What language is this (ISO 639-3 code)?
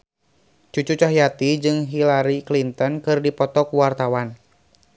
sun